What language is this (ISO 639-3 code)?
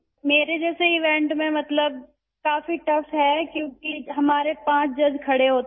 urd